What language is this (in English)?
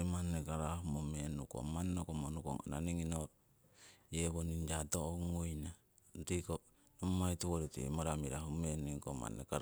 Siwai